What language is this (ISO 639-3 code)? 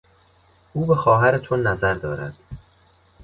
fas